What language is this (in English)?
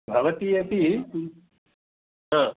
Sanskrit